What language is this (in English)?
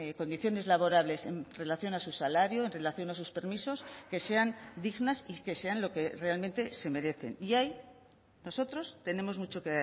Spanish